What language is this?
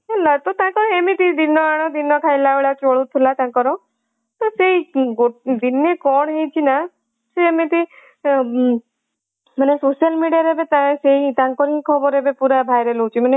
Odia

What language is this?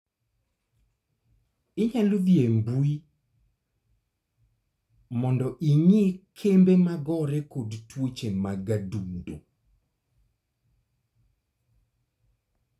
Luo (Kenya and Tanzania)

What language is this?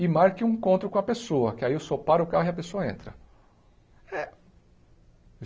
Portuguese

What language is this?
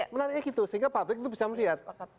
Indonesian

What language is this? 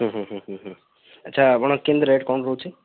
Odia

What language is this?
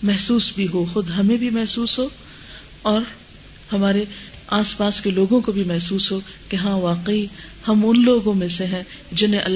Urdu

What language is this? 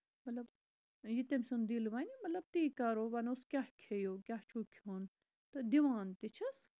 Kashmiri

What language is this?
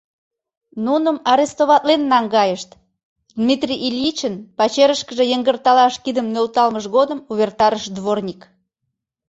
Mari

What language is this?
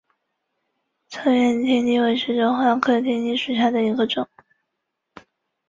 Chinese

